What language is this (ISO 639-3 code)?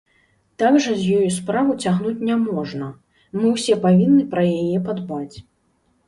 bel